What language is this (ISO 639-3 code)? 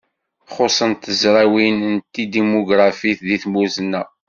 kab